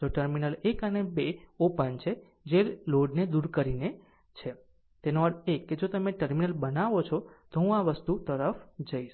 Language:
Gujarati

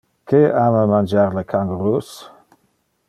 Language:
Interlingua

